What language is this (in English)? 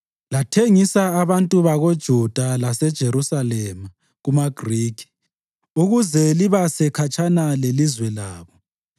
North Ndebele